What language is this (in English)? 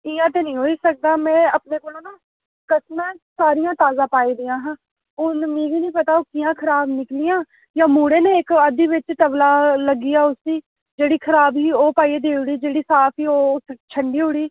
Dogri